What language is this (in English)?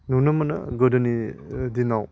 Bodo